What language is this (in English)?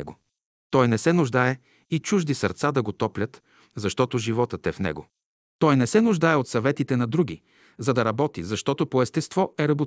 Bulgarian